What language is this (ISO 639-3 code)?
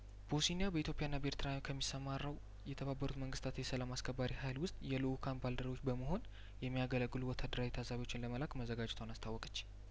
amh